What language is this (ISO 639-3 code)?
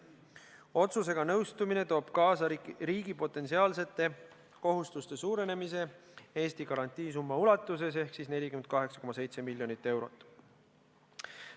est